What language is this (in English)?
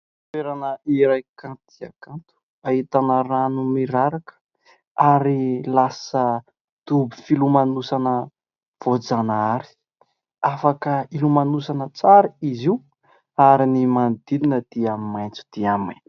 Malagasy